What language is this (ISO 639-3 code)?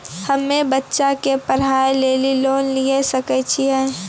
mai